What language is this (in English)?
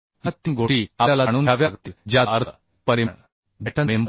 Marathi